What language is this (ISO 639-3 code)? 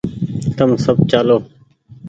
gig